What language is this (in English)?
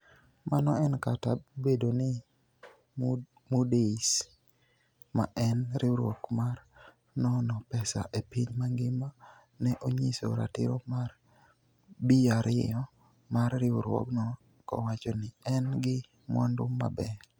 Luo (Kenya and Tanzania)